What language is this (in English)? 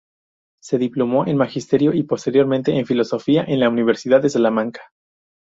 Spanish